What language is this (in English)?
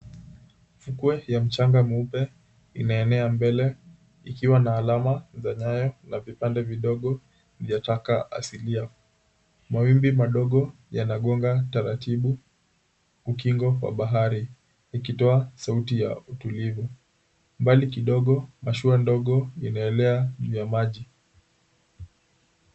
Swahili